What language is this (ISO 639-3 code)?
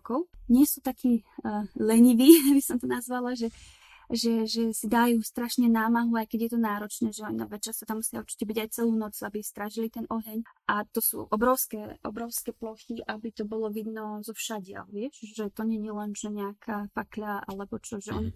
slk